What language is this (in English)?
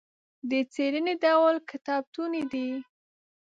Pashto